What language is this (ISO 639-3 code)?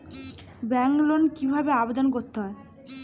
ben